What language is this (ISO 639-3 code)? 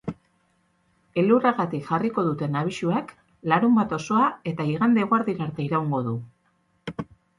eus